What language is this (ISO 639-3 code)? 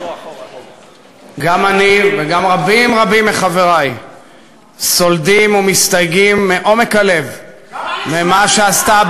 heb